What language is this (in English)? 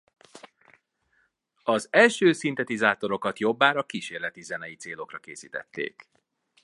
Hungarian